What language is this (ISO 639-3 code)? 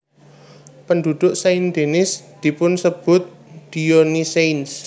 jav